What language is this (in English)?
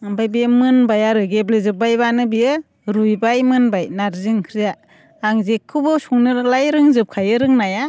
Bodo